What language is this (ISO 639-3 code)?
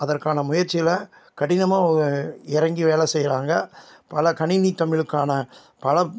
tam